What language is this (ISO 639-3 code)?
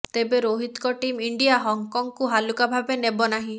ori